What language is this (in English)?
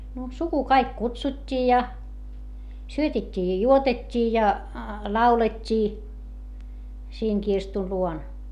Finnish